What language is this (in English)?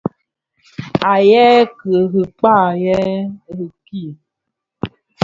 Bafia